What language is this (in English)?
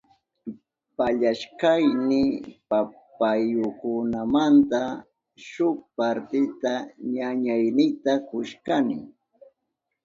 Southern Pastaza Quechua